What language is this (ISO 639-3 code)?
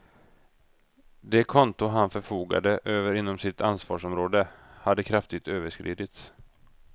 swe